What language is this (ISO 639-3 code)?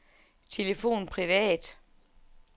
dan